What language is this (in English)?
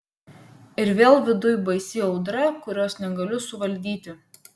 Lithuanian